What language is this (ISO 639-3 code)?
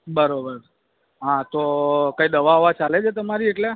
guj